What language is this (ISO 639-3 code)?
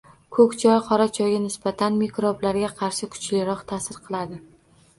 uzb